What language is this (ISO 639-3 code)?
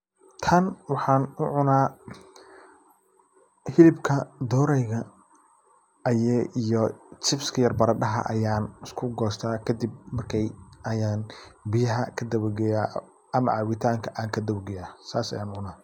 som